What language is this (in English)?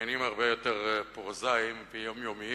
Hebrew